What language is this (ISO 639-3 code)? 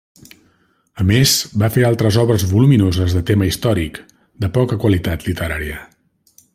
cat